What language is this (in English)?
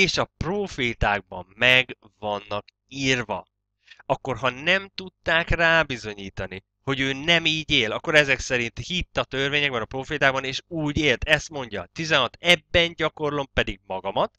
Hungarian